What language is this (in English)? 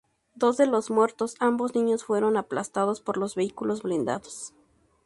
Spanish